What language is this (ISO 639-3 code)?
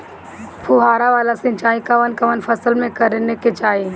bho